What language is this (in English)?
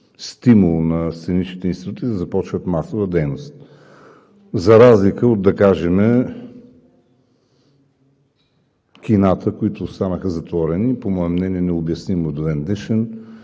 Bulgarian